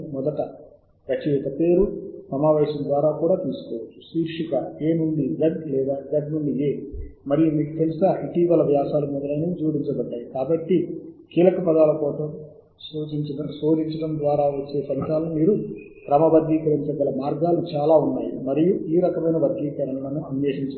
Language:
Telugu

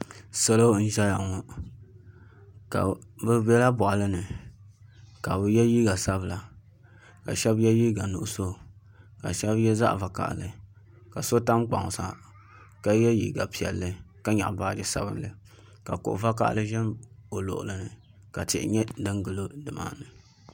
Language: Dagbani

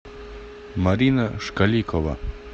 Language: Russian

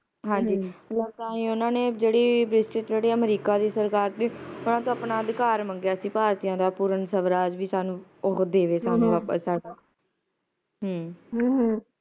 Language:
Punjabi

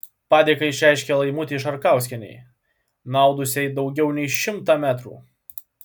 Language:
Lithuanian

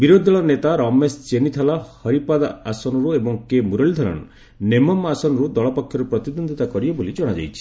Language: Odia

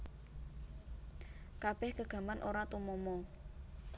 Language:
Javanese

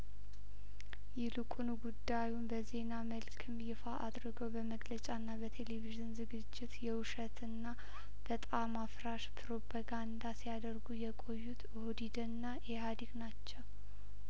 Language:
Amharic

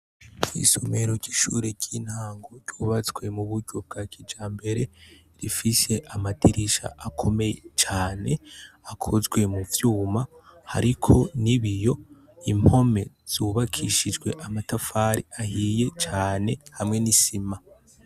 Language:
Rundi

